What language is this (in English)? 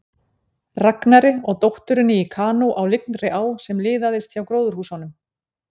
Icelandic